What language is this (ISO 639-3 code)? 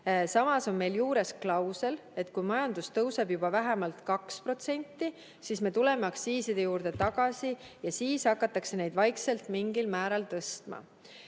est